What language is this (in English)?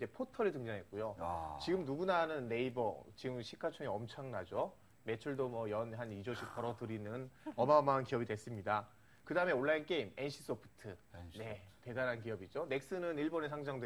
Korean